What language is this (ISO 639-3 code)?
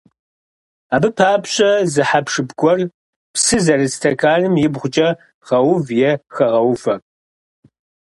kbd